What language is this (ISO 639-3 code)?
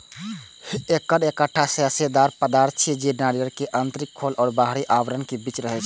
mai